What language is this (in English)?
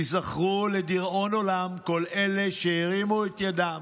Hebrew